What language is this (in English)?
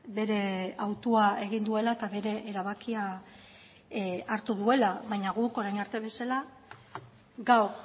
Basque